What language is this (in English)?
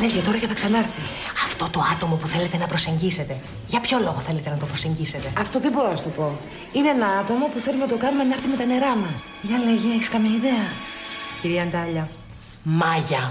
Greek